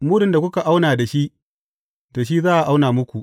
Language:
Hausa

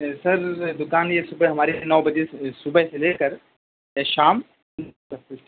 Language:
Urdu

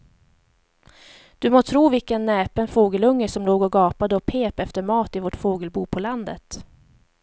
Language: Swedish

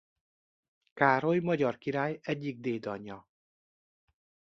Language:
Hungarian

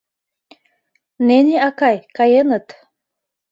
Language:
Mari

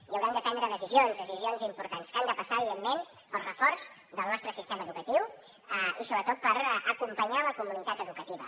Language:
Catalan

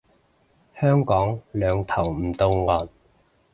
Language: Cantonese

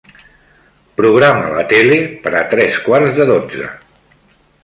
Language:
Catalan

